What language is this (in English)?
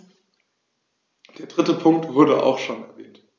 German